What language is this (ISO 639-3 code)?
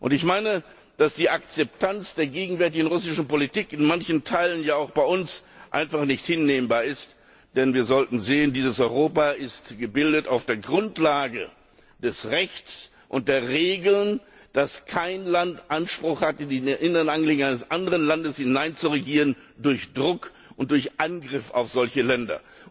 deu